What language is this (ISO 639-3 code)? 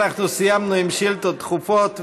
heb